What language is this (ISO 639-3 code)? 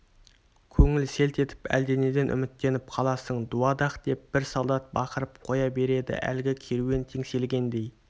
kaz